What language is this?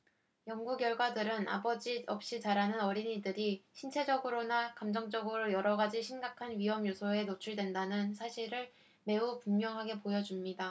Korean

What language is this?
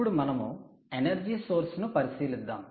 Telugu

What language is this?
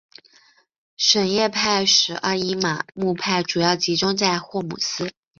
Chinese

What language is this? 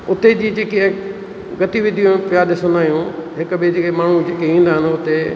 Sindhi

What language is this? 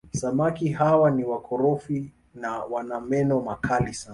Swahili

